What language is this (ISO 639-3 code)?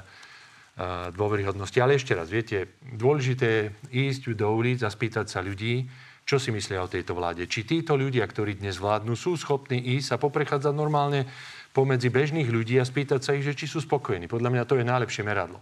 slk